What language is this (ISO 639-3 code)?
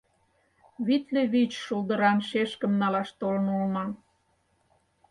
chm